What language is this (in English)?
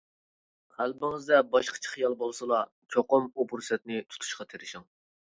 Uyghur